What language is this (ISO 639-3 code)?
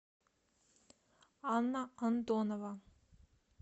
rus